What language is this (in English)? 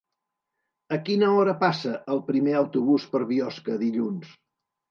Catalan